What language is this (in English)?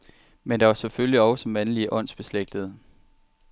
Danish